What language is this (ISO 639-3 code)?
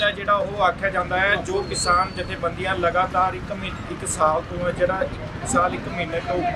pan